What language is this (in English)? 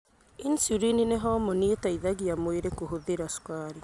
Kikuyu